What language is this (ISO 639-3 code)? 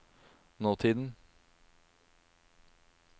nor